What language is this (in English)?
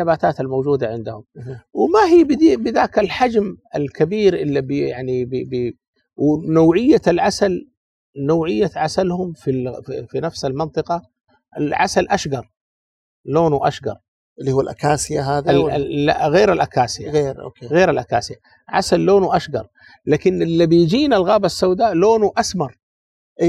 Arabic